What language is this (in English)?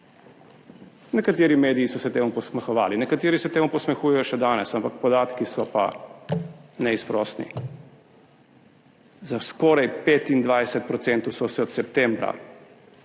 Slovenian